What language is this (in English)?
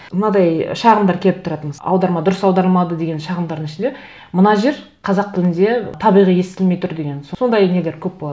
Kazakh